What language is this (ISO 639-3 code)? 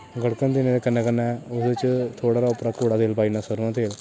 doi